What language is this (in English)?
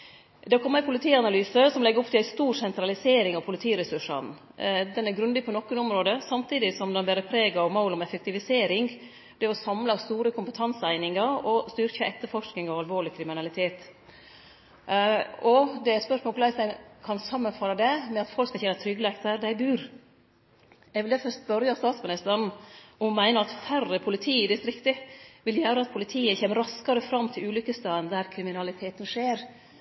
Norwegian Nynorsk